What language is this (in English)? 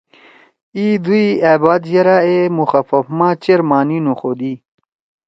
Torwali